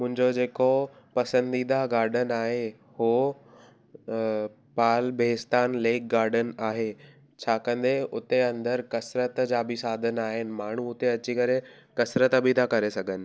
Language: Sindhi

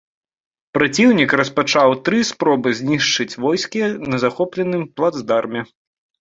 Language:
Belarusian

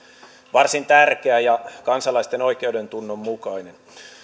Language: Finnish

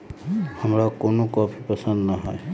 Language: Magahi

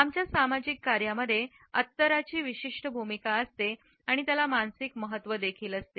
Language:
Marathi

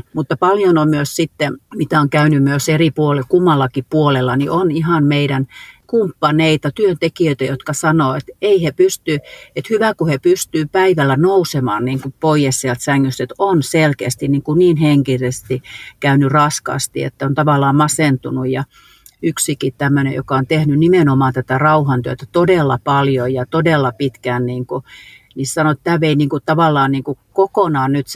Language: Finnish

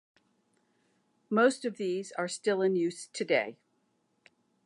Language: English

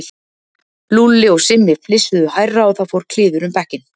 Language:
Icelandic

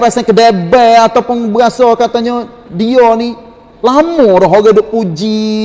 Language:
Malay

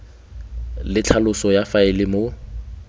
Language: Tswana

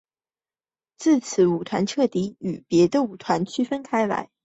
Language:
Chinese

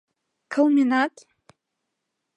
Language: Mari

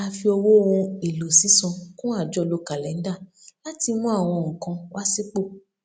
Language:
Yoruba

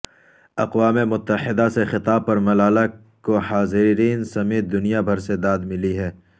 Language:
Urdu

